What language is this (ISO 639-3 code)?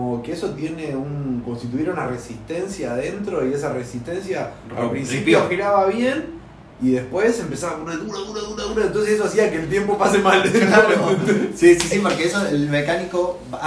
spa